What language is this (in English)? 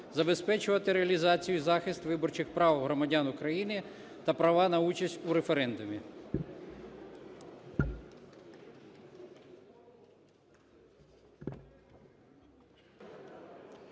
Ukrainian